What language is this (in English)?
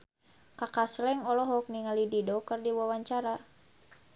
Sundanese